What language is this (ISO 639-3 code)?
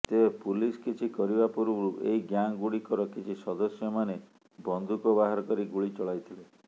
ori